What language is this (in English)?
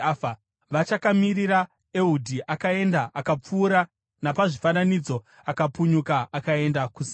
Shona